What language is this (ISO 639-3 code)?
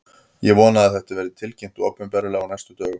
isl